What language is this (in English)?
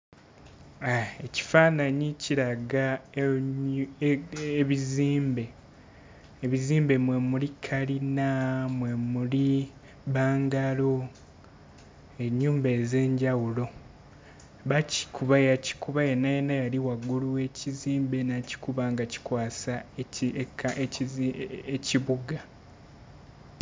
Ganda